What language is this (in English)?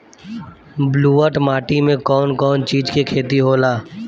Bhojpuri